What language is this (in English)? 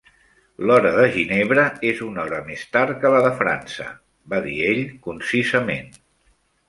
Catalan